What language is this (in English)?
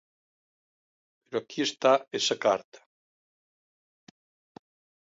Galician